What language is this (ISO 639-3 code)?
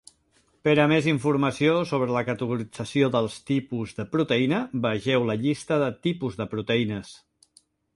cat